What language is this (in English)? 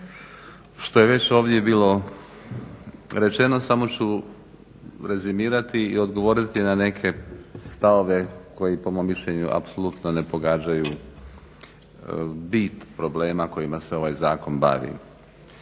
Croatian